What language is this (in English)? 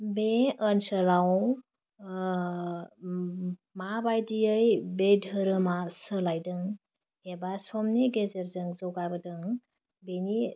Bodo